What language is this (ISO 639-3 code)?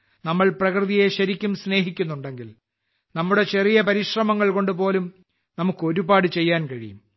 mal